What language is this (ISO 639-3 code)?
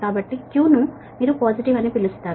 tel